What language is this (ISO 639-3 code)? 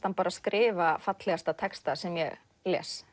isl